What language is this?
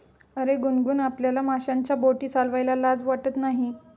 Marathi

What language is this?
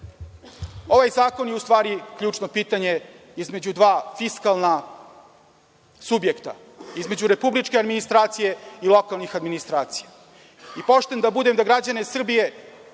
Serbian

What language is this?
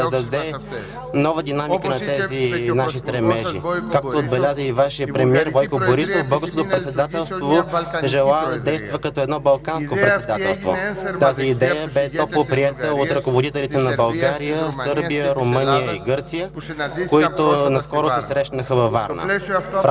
Bulgarian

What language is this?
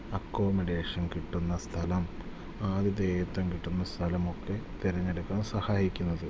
Malayalam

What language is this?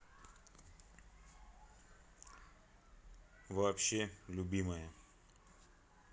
Russian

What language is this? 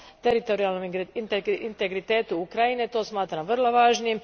Croatian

